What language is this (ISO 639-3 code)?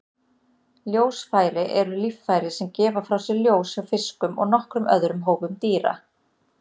isl